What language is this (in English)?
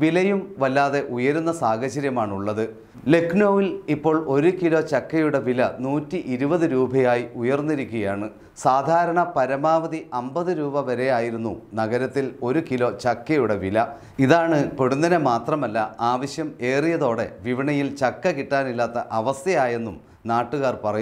Russian